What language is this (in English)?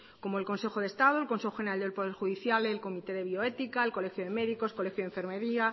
Spanish